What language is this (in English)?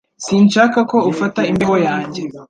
Kinyarwanda